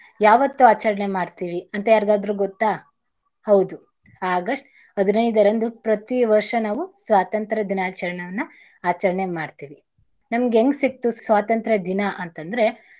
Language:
Kannada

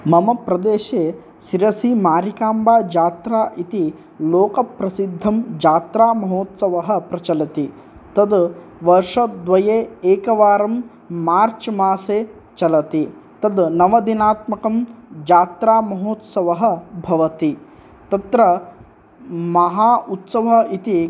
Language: Sanskrit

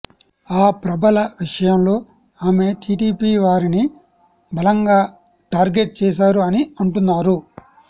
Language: Telugu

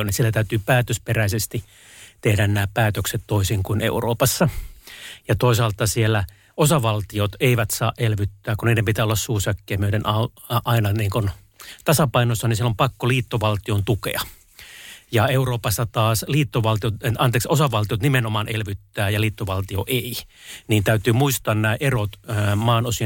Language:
Finnish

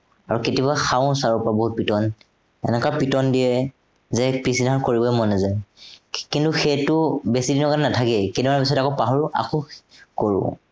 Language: Assamese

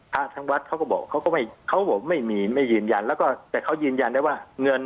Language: Thai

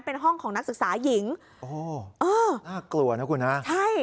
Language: Thai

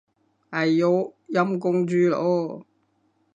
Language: Cantonese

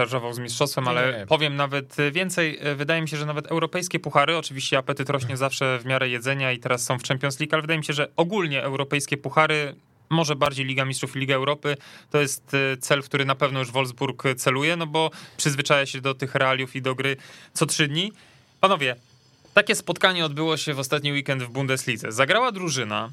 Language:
Polish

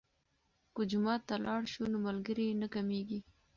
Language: Pashto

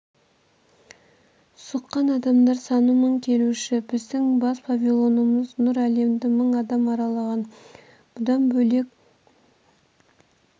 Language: Kazakh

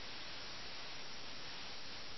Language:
Malayalam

